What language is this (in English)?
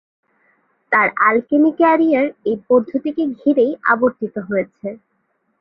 Bangla